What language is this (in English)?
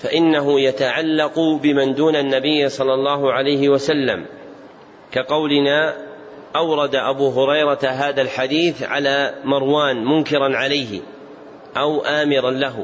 Arabic